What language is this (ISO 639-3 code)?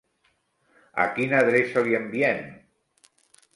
cat